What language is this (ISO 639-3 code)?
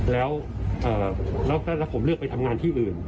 tha